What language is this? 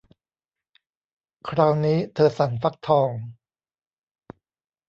Thai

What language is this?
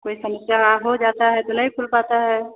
Hindi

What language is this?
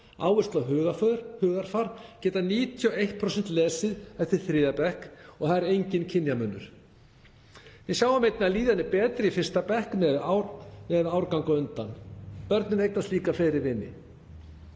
Icelandic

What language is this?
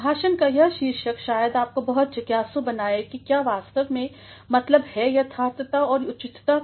Hindi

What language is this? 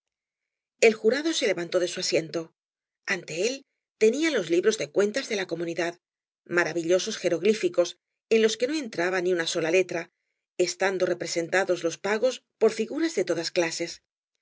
Spanish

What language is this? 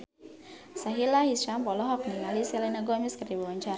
Sundanese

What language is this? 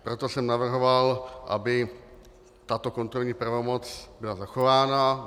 Czech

